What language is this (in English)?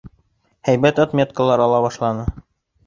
Bashkir